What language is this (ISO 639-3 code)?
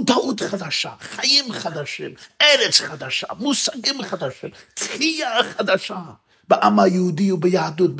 heb